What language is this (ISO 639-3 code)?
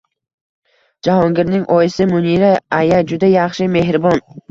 uzb